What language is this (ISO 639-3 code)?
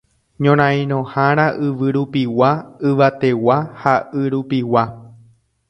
grn